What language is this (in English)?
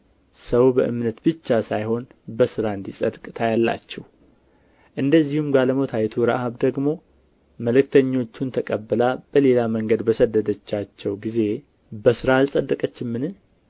Amharic